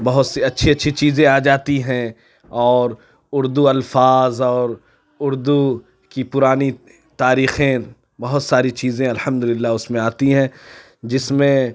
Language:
Urdu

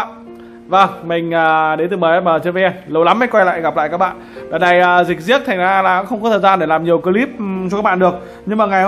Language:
Vietnamese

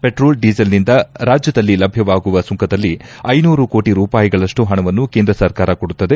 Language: Kannada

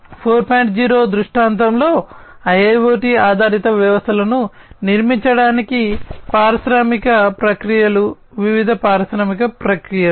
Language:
Telugu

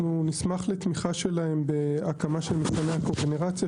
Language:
Hebrew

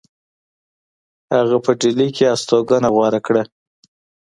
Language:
Pashto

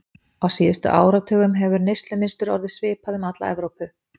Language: Icelandic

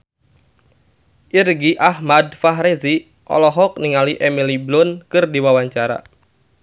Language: Sundanese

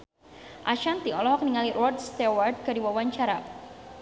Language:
Sundanese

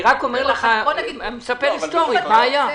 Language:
Hebrew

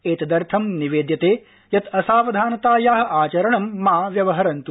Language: Sanskrit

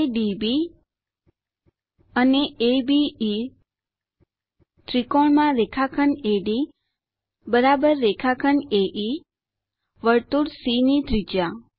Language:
Gujarati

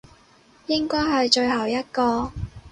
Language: Cantonese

